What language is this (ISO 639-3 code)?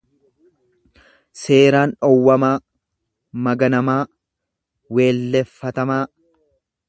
orm